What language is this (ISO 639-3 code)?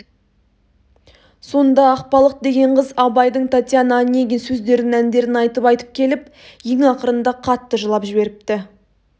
kaz